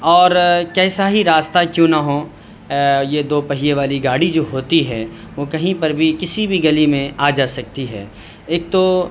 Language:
Urdu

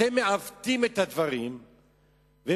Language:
Hebrew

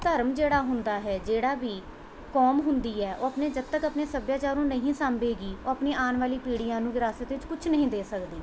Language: Punjabi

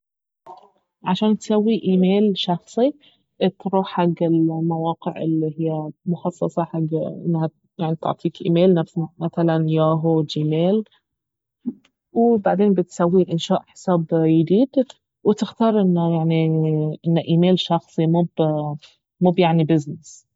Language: Baharna Arabic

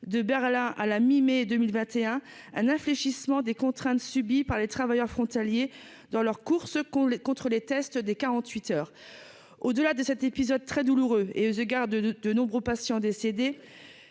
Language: French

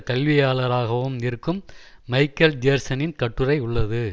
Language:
Tamil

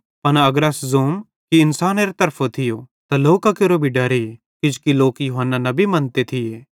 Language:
Bhadrawahi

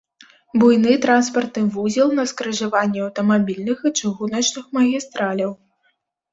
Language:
Belarusian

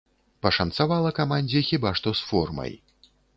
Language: Belarusian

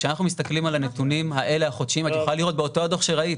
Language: Hebrew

